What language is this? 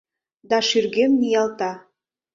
Mari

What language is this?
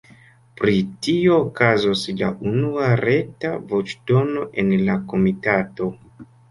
Esperanto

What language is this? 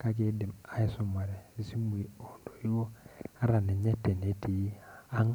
Masai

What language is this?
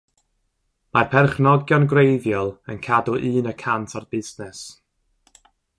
Welsh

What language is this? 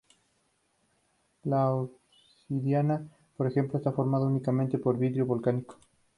Spanish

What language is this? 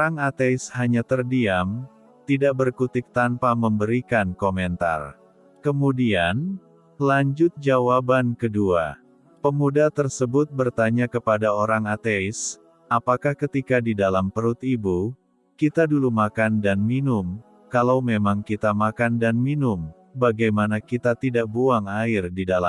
Indonesian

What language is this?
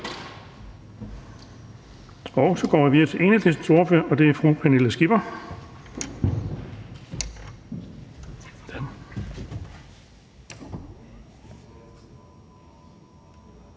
Danish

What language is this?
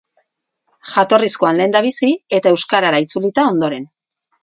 Basque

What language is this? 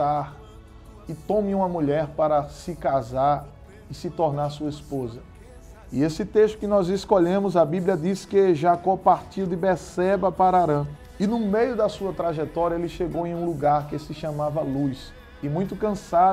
Portuguese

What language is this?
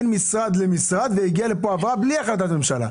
Hebrew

